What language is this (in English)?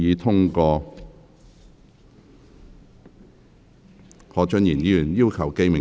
Cantonese